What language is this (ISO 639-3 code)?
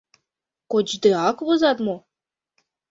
chm